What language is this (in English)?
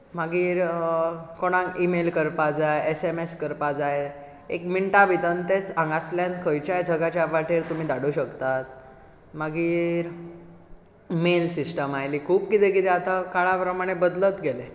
Konkani